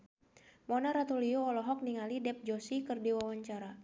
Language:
Sundanese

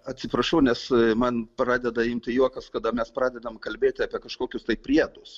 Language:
Lithuanian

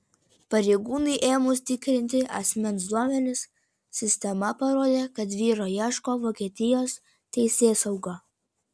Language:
Lithuanian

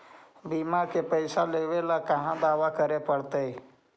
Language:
Magahi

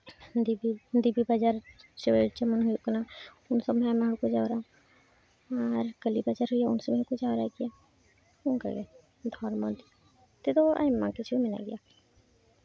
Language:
Santali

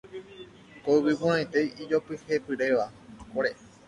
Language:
Guarani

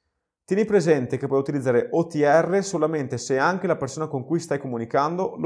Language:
Italian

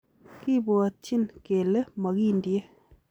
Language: Kalenjin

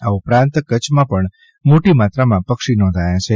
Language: Gujarati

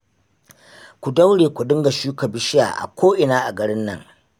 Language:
Hausa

